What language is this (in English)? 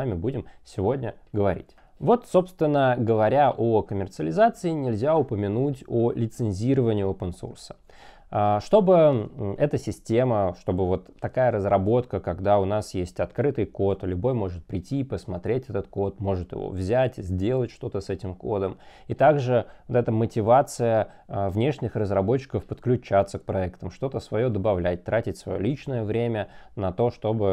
Russian